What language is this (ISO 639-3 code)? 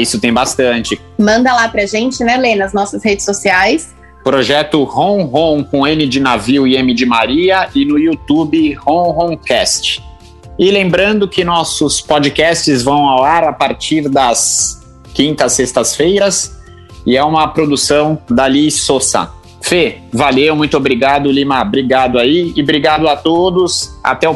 por